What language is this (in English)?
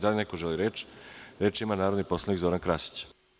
Serbian